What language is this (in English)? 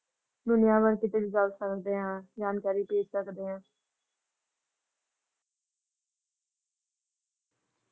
Punjabi